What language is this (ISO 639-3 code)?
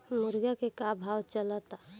bho